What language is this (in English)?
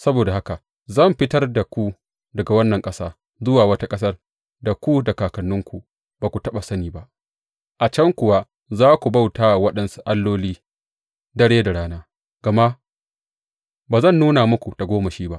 Hausa